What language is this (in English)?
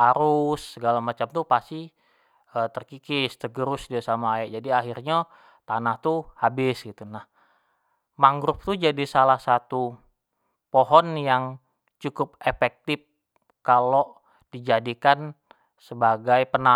Jambi Malay